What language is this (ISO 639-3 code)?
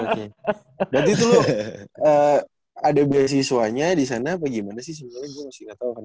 ind